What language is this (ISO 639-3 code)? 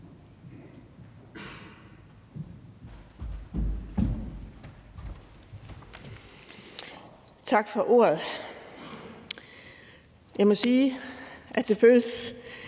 dan